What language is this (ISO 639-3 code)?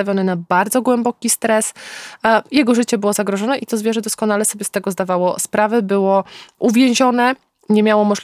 pol